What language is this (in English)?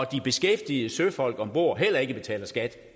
Danish